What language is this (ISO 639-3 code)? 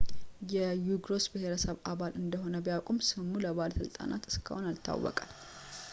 amh